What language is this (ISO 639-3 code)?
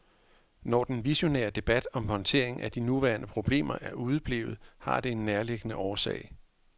dan